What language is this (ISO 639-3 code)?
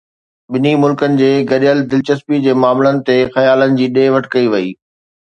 snd